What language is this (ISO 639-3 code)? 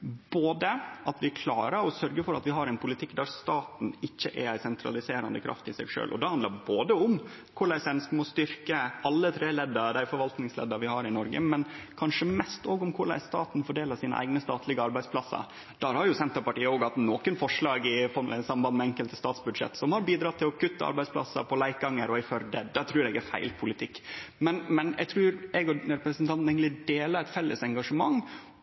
nno